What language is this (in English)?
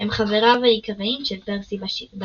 Hebrew